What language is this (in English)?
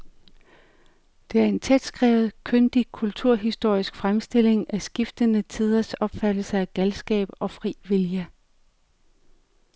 Danish